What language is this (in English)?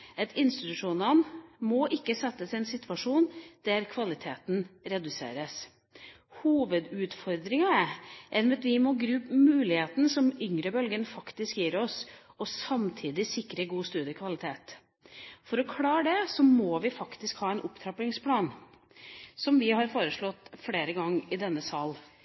Norwegian Bokmål